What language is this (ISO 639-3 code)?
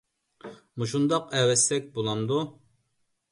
uig